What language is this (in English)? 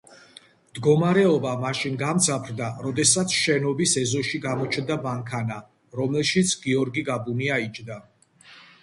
Georgian